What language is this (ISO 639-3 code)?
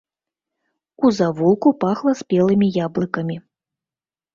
bel